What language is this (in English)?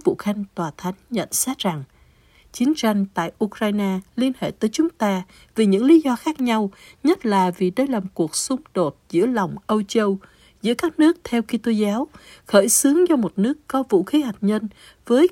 Vietnamese